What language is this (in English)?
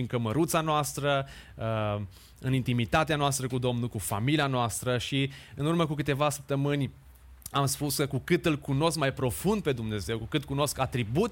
Romanian